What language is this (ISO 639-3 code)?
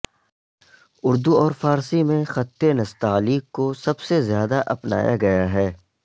urd